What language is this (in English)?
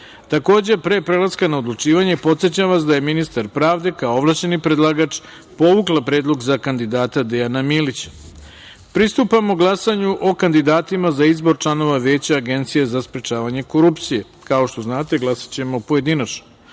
Serbian